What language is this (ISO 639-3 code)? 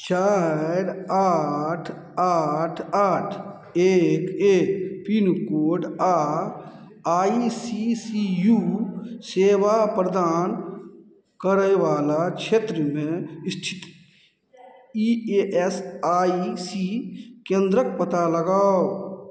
mai